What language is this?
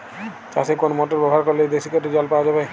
Bangla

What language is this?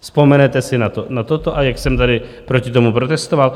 Czech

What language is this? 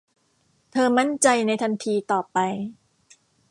Thai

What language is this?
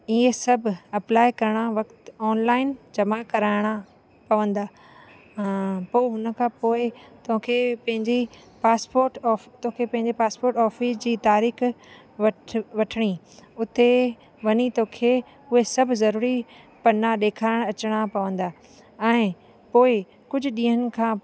Sindhi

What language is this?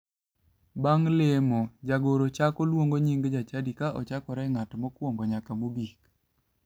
Luo (Kenya and Tanzania)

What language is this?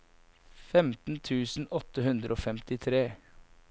Norwegian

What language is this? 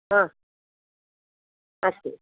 Sanskrit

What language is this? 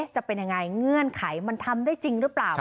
Thai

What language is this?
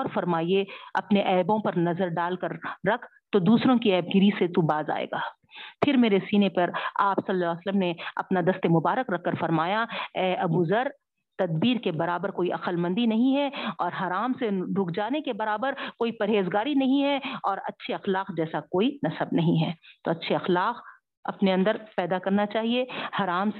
Urdu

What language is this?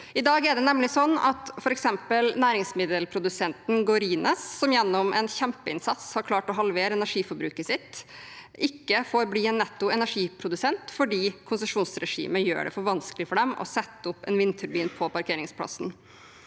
Norwegian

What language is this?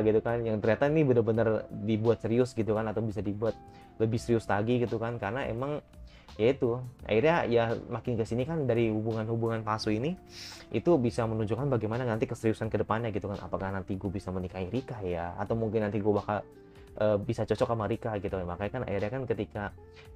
Indonesian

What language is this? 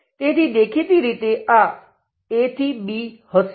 Gujarati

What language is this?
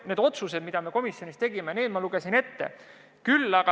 Estonian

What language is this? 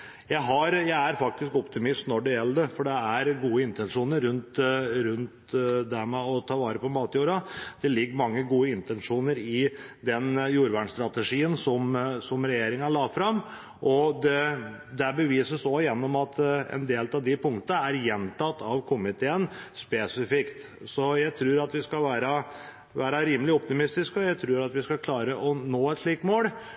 Norwegian Bokmål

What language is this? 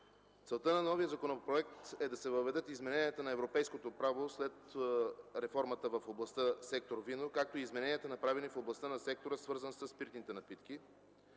Bulgarian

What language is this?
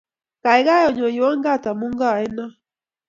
Kalenjin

